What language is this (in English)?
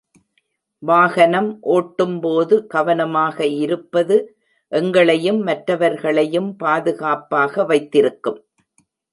Tamil